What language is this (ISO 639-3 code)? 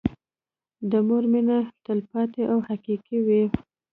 pus